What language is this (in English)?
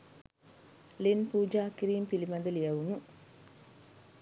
Sinhala